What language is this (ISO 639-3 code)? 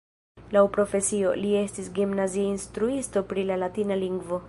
epo